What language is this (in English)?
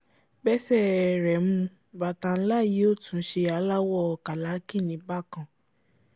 Yoruba